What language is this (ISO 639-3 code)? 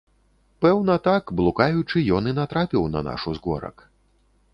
bel